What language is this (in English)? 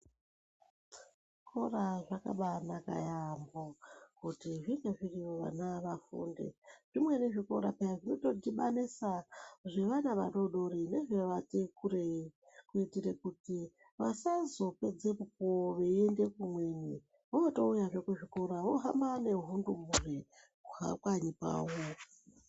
Ndau